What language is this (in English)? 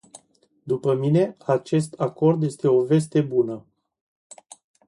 Romanian